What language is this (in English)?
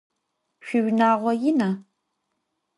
Adyghe